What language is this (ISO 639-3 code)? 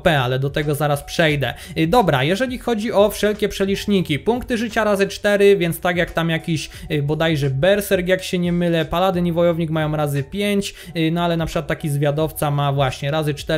pol